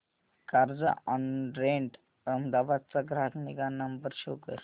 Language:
Marathi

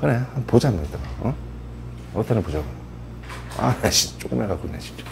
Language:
Korean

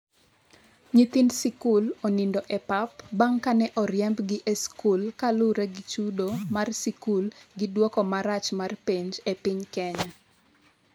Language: Luo (Kenya and Tanzania)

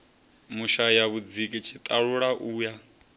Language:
Venda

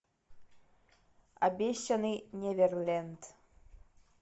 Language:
Russian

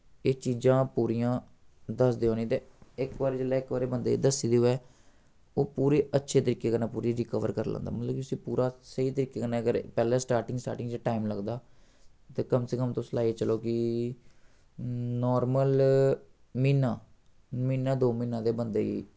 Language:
Dogri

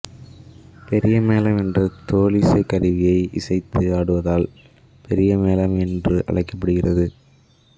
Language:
Tamil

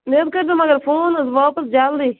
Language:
Kashmiri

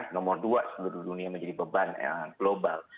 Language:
Indonesian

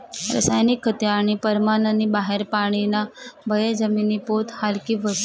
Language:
Marathi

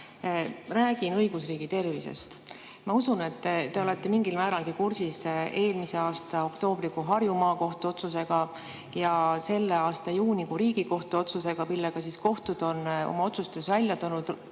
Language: Estonian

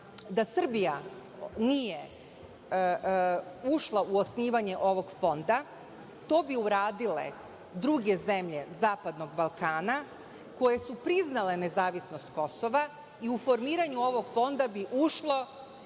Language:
Serbian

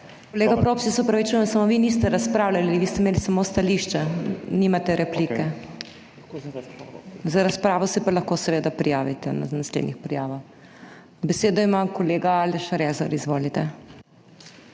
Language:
Slovenian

